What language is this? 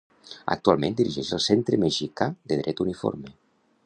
Catalan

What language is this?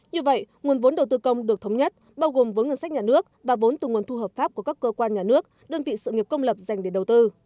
Vietnamese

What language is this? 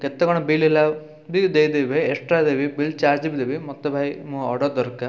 Odia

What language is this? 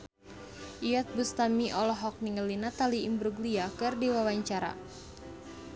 Sundanese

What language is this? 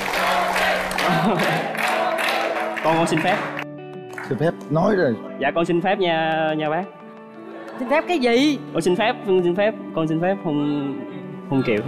Vietnamese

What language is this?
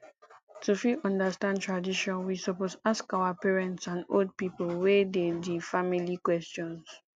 Nigerian Pidgin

